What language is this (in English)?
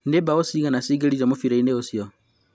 Kikuyu